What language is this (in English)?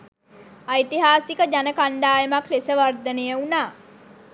Sinhala